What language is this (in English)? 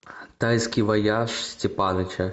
Russian